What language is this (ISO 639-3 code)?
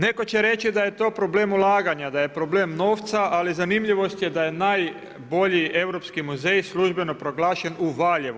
hrv